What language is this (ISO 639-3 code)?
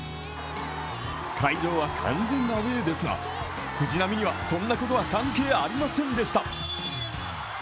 jpn